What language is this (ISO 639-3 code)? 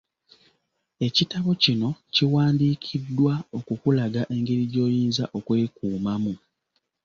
lug